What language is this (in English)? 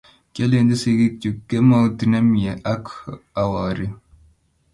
Kalenjin